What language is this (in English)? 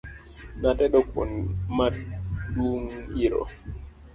Luo (Kenya and Tanzania)